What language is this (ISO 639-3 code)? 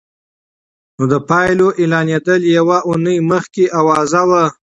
pus